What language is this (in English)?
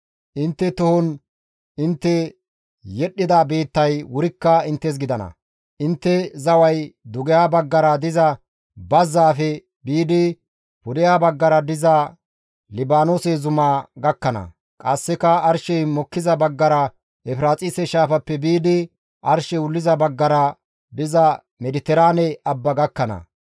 Gamo